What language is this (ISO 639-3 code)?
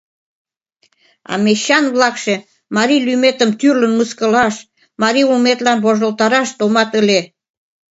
chm